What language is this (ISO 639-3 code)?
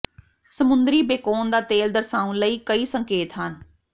pan